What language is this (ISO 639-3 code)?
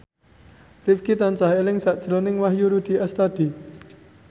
jav